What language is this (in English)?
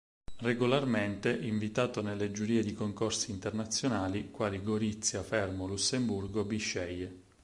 Italian